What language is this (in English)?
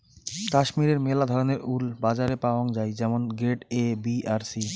Bangla